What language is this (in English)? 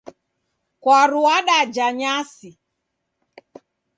Taita